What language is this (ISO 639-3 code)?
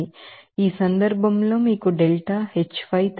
tel